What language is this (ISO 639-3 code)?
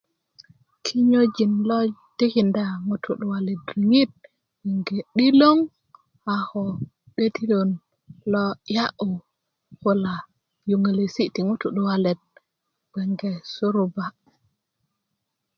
ukv